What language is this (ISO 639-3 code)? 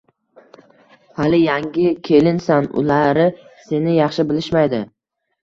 uzb